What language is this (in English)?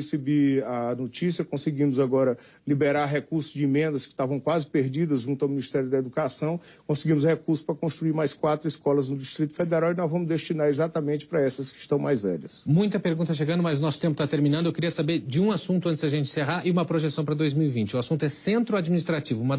Portuguese